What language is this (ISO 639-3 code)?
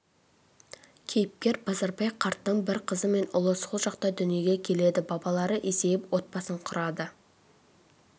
kaz